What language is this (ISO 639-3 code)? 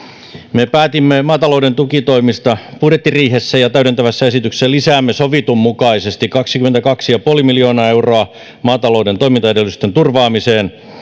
fin